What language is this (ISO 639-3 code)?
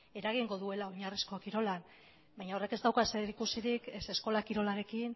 eus